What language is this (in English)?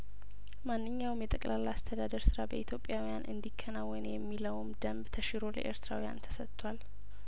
Amharic